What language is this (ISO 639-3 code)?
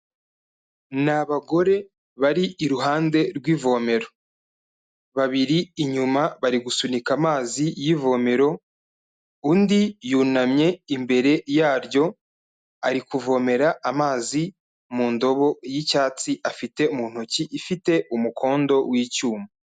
kin